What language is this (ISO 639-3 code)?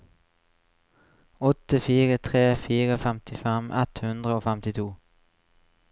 nor